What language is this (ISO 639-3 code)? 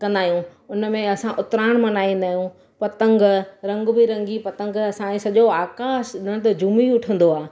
snd